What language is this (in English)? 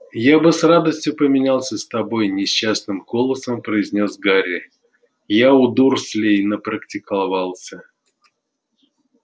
Russian